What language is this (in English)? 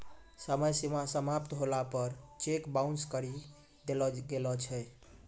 Maithili